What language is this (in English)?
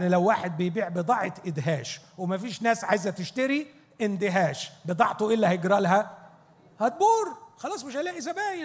Arabic